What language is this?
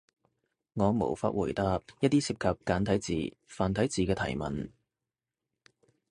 Cantonese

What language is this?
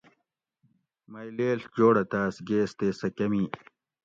Gawri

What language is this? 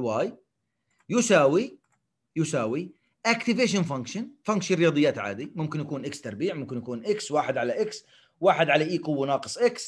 Arabic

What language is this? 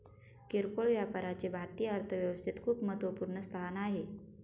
Marathi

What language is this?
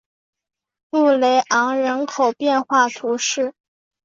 Chinese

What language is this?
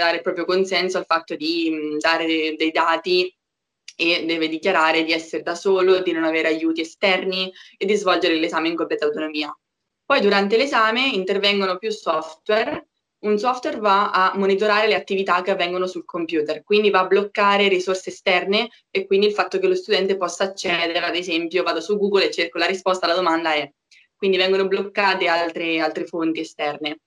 Italian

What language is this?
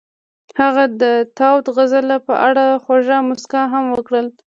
Pashto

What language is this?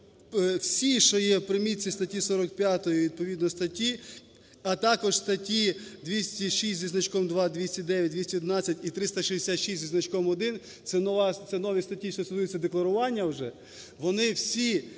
Ukrainian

